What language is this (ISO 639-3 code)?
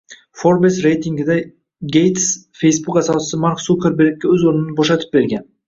uzb